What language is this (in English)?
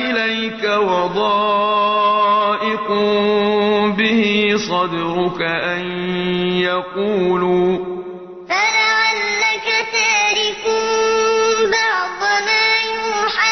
Arabic